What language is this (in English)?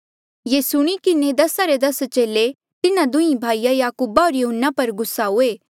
Mandeali